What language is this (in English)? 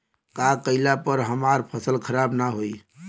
Bhojpuri